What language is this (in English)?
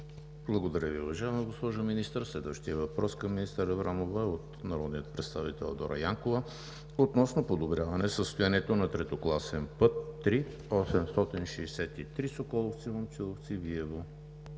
Bulgarian